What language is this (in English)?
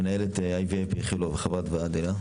Hebrew